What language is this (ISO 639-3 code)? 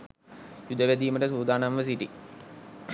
sin